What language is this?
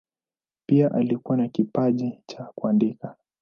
Swahili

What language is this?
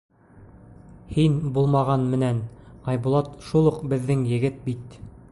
Bashkir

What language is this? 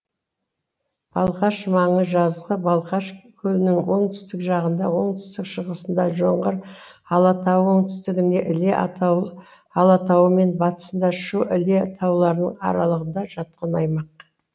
Kazakh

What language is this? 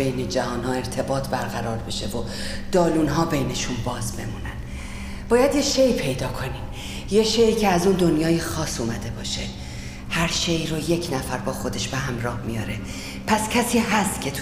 Persian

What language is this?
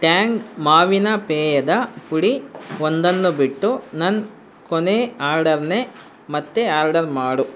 Kannada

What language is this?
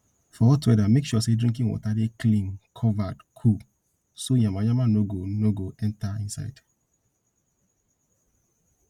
Nigerian Pidgin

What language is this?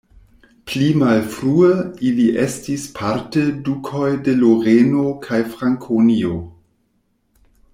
Esperanto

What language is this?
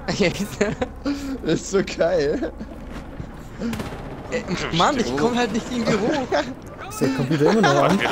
German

